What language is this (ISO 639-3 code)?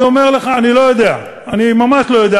heb